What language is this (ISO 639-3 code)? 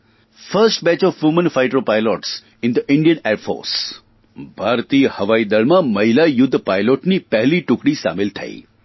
guj